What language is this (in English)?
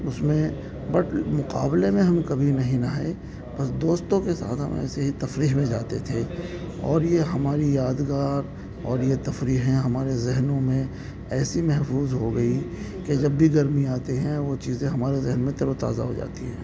Urdu